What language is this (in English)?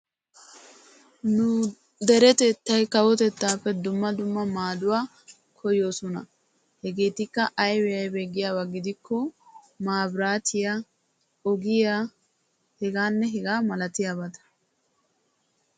Wolaytta